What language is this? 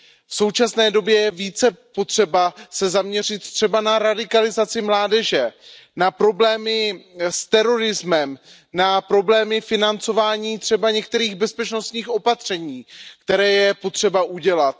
Czech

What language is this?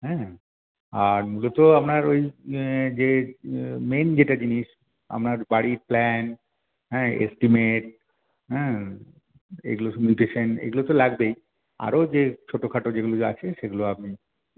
Bangla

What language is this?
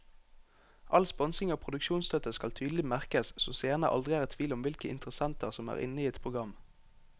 Norwegian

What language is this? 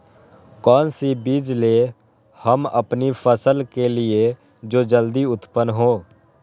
Magahi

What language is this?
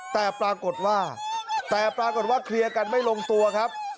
Thai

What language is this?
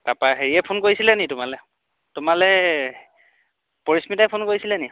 Assamese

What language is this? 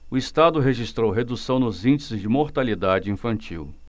Portuguese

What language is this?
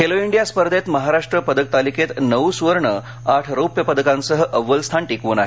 Marathi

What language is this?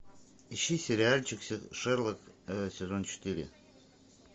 Russian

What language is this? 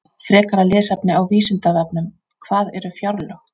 Icelandic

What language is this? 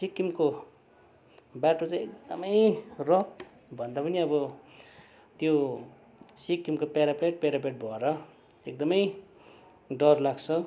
Nepali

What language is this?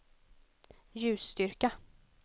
Swedish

